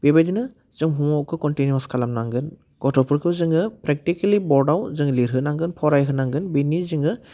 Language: Bodo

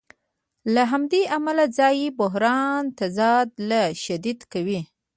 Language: Pashto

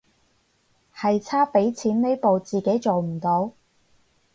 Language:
Cantonese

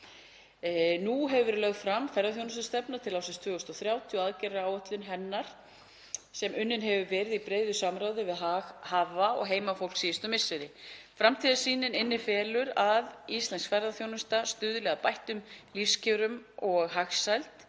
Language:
Icelandic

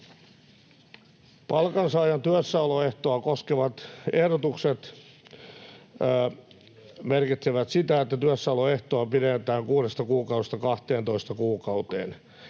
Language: Finnish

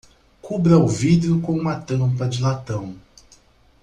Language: Portuguese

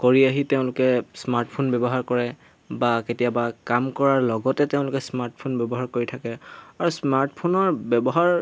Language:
Assamese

